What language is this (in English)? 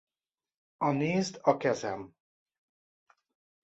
Hungarian